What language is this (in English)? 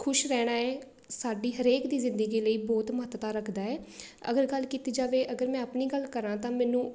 Punjabi